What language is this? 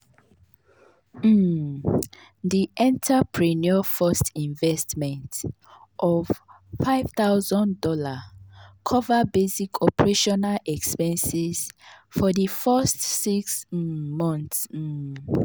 Nigerian Pidgin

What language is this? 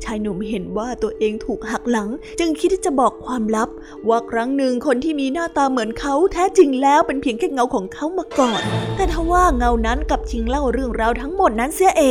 Thai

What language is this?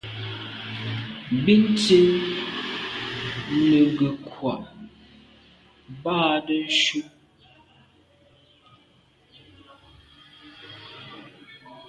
Medumba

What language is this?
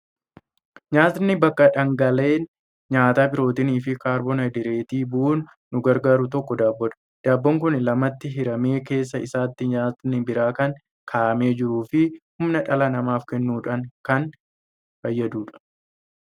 Oromo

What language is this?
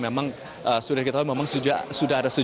Indonesian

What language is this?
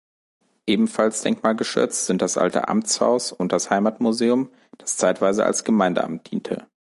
German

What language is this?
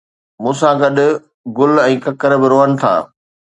Sindhi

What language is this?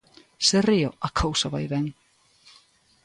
Galician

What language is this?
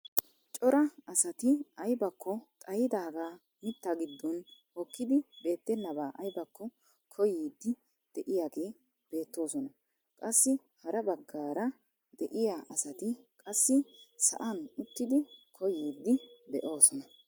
Wolaytta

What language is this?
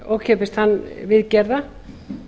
Icelandic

